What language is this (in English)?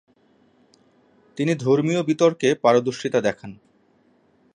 Bangla